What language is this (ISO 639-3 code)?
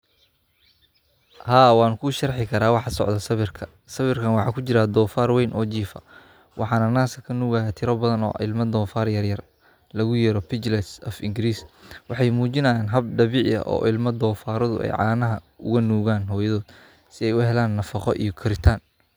som